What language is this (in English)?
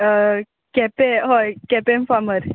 Konkani